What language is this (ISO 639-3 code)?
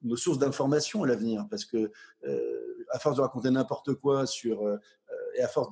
fra